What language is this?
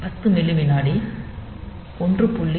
Tamil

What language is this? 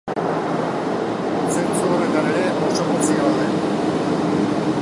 Basque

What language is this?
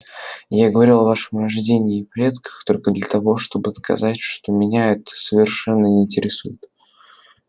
Russian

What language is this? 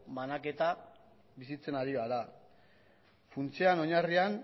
Basque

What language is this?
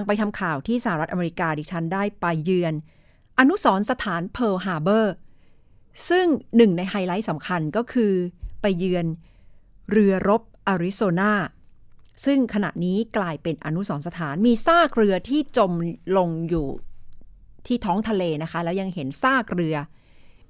Thai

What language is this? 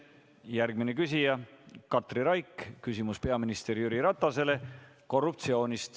Estonian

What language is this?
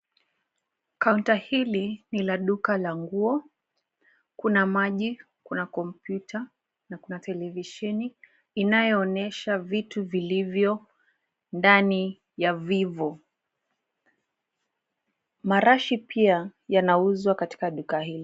Swahili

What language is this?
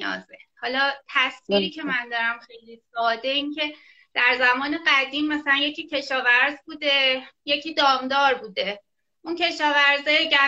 Persian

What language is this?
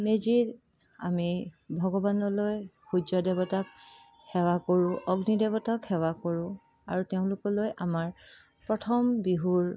Assamese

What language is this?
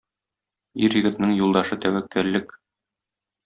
Tatar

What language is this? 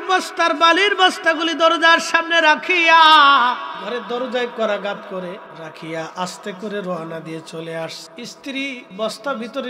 Arabic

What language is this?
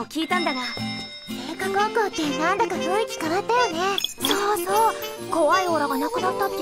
Japanese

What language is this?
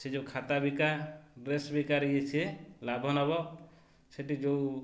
Odia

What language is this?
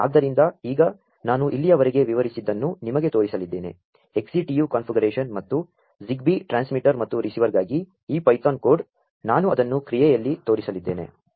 Kannada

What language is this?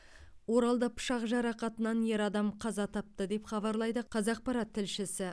Kazakh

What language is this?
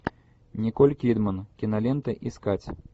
Russian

